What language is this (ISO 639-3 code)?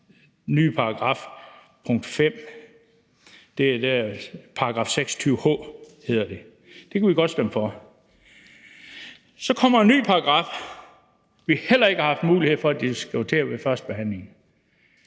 dan